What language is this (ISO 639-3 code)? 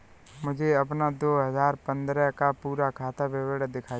hin